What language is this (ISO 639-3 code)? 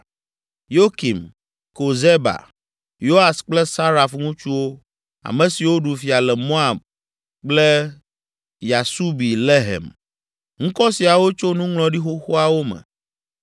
ewe